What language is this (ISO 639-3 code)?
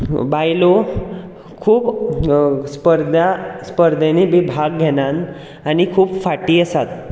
kok